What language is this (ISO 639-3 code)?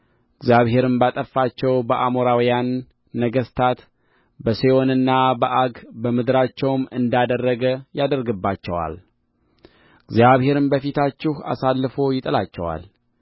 amh